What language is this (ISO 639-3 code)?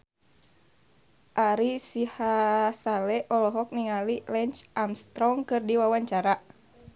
sun